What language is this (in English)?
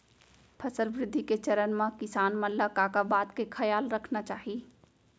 Chhattisgarhi